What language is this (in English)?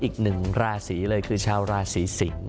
Thai